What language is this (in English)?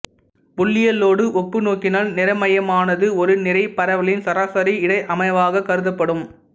Tamil